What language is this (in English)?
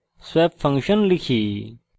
Bangla